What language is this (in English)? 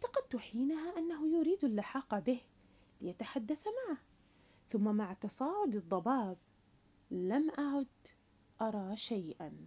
Arabic